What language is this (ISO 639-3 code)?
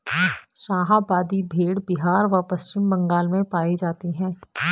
hin